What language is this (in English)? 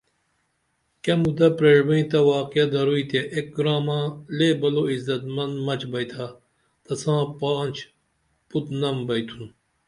Dameli